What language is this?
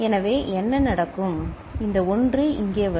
Tamil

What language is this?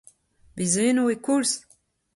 Breton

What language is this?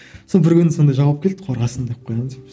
Kazakh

